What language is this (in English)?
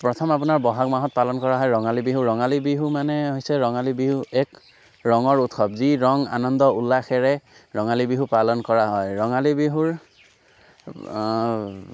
Assamese